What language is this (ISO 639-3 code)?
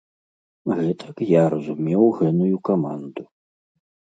bel